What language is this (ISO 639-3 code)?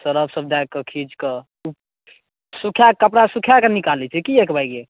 mai